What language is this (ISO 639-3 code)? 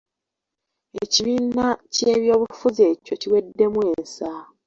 lug